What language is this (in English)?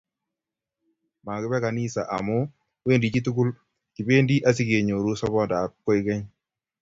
Kalenjin